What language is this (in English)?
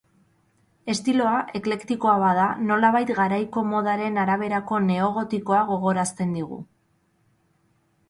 Basque